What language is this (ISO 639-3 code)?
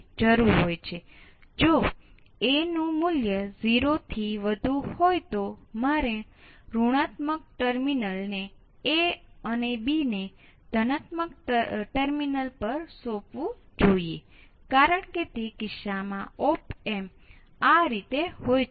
guj